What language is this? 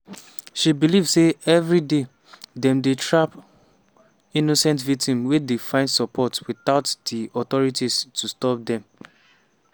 Nigerian Pidgin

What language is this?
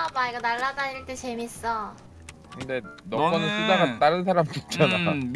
Korean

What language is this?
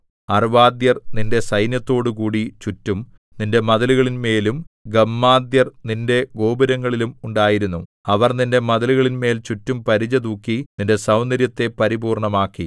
Malayalam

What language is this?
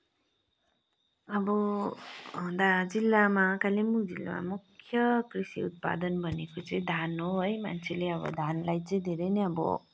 Nepali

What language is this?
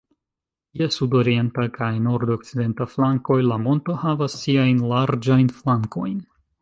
Esperanto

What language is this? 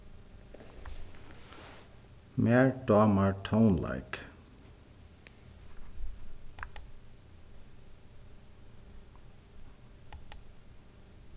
Faroese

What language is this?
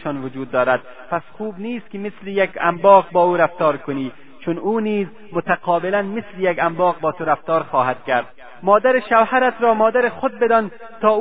Persian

